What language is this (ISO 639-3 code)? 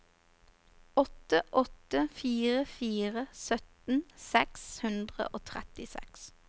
nor